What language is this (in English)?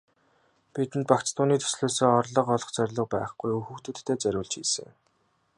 Mongolian